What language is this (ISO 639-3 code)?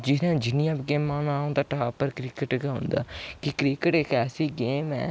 doi